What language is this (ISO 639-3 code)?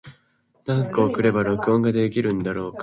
jpn